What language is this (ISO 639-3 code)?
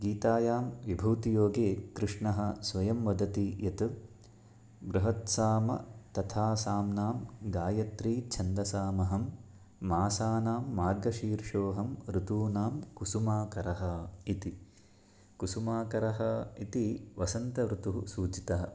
san